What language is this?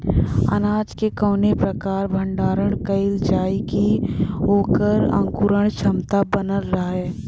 Bhojpuri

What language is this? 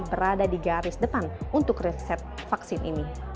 Indonesian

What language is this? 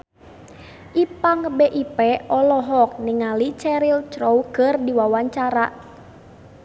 Sundanese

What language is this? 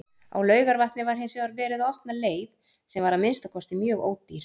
Icelandic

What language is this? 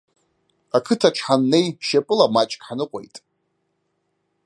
Abkhazian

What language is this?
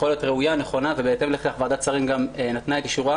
Hebrew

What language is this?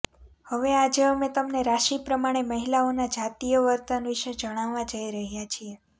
Gujarati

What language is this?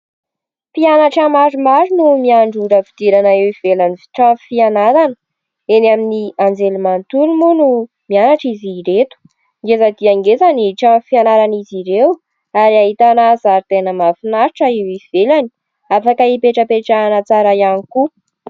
Malagasy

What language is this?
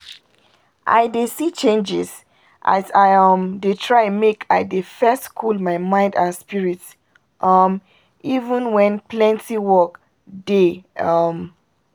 Nigerian Pidgin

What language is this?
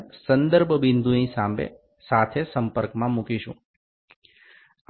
Bangla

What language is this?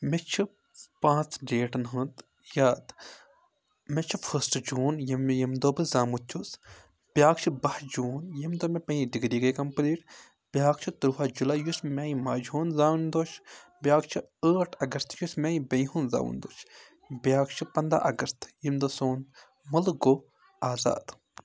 Kashmiri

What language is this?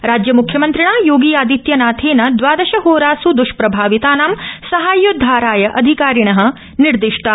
Sanskrit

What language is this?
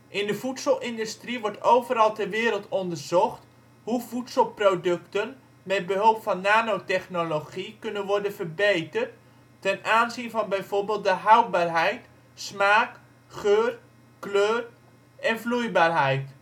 Dutch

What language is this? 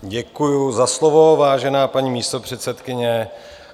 Czech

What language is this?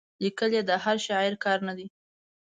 Pashto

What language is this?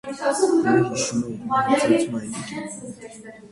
Armenian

